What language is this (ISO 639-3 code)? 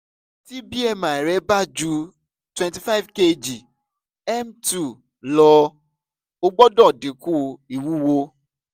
yor